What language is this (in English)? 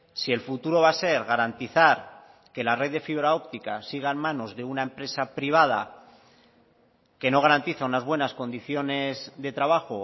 Spanish